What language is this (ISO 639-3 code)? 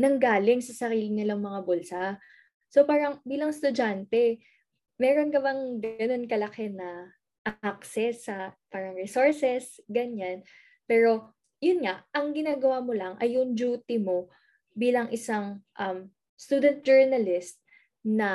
fil